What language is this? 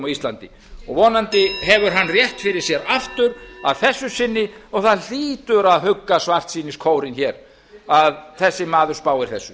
Icelandic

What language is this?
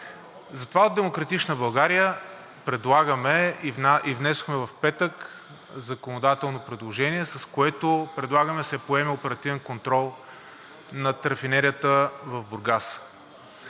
Bulgarian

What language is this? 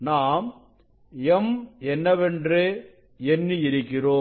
Tamil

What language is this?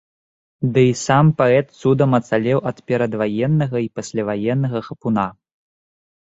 Belarusian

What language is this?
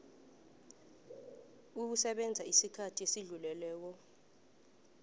South Ndebele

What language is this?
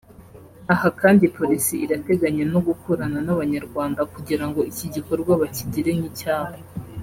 Kinyarwanda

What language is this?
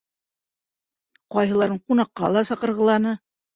Bashkir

